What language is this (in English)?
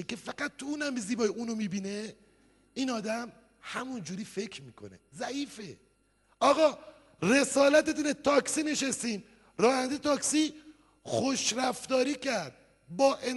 Persian